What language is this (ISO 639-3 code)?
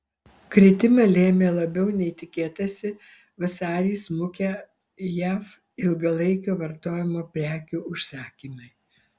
lit